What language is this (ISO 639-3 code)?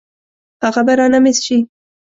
pus